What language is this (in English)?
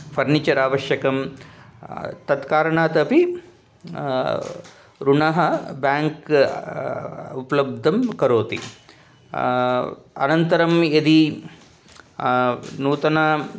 Sanskrit